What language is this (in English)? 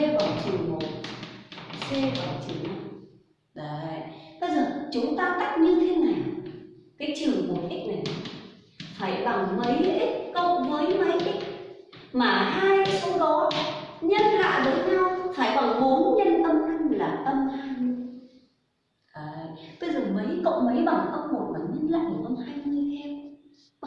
Vietnamese